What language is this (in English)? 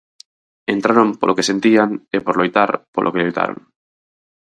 Galician